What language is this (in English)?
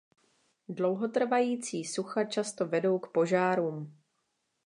Czech